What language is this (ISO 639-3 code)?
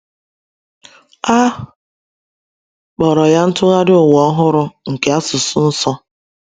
ibo